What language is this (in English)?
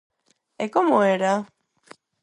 Galician